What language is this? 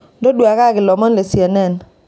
Masai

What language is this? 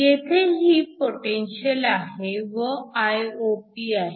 Marathi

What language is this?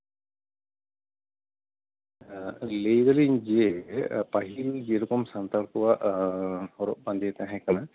Santali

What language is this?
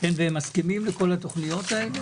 Hebrew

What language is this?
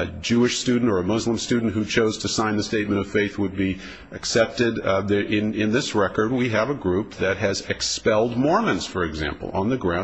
English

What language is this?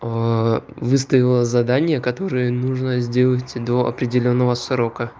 Russian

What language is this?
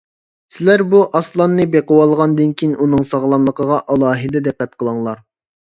Uyghur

